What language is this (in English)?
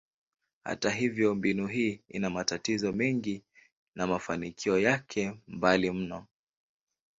Swahili